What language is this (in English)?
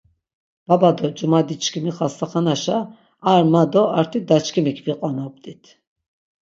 Laz